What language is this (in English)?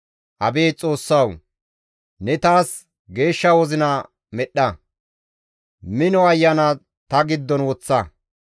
Gamo